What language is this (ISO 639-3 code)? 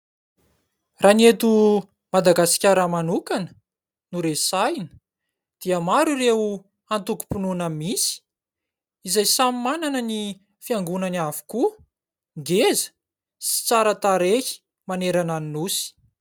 mlg